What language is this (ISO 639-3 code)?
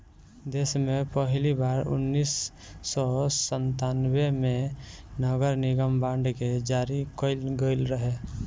bho